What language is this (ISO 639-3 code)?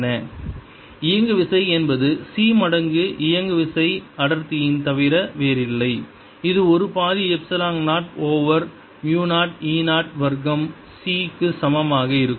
tam